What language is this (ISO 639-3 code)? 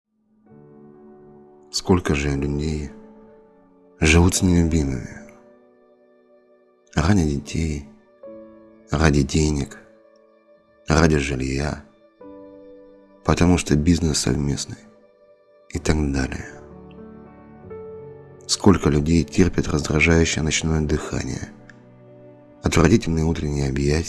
rus